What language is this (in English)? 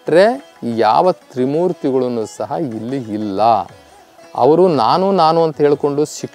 Hindi